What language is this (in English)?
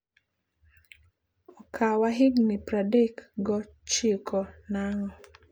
Luo (Kenya and Tanzania)